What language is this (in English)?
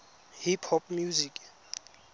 Tswana